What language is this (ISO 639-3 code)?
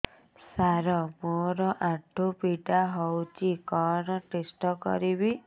ori